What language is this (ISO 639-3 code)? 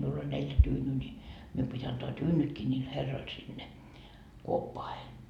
fin